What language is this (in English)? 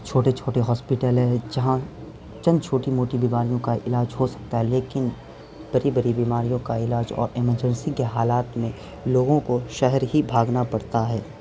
Urdu